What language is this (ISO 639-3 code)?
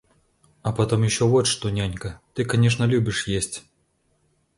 rus